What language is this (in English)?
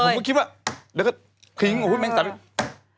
Thai